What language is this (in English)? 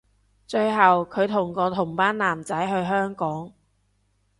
Cantonese